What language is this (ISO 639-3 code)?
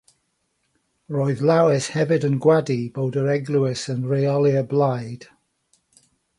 cym